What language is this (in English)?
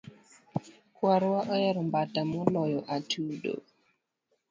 Luo (Kenya and Tanzania)